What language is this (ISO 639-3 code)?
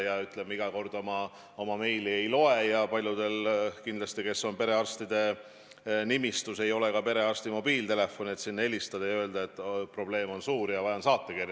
est